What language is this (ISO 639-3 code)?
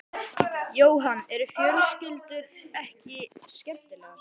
isl